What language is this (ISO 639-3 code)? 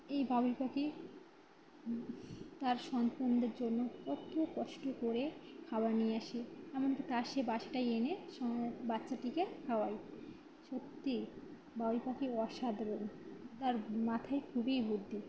ben